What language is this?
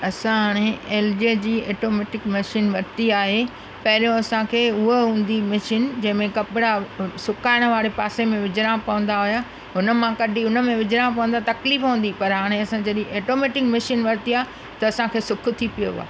Sindhi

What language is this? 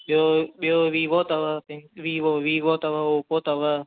Sindhi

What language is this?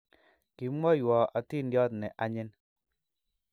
Kalenjin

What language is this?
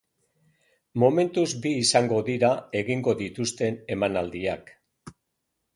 Basque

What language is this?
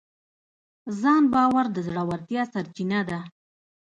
Pashto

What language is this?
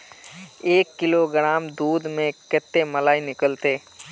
Magahi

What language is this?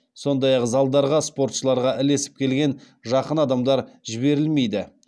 Kazakh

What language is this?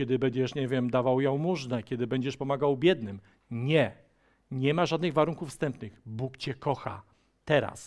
Polish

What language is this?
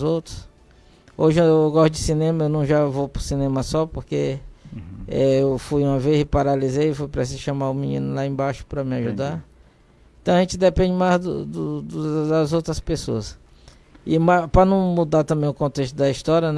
Portuguese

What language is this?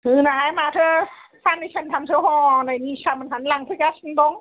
Bodo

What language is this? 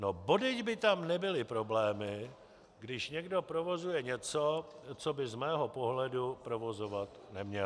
Czech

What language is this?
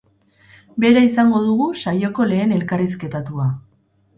Basque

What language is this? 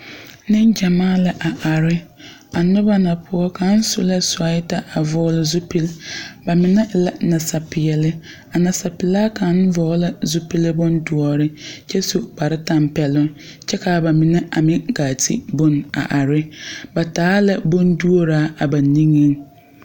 Southern Dagaare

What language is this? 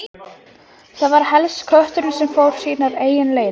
Icelandic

